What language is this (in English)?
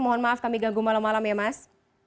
Indonesian